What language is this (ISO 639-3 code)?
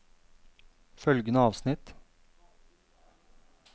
nor